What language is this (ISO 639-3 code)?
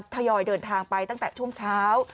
tha